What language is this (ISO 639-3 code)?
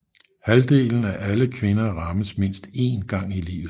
dan